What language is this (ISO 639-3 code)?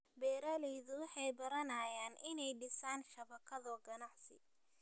som